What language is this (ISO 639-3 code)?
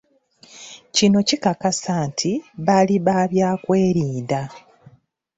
lug